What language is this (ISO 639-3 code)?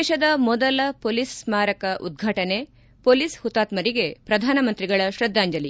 kan